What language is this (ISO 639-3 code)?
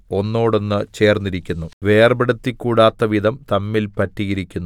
mal